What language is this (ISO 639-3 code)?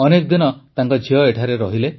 ori